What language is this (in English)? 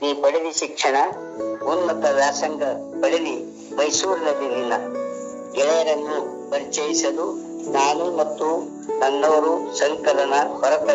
Romanian